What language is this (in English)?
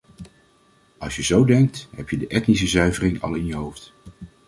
Dutch